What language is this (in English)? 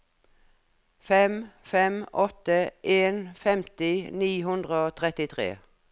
Norwegian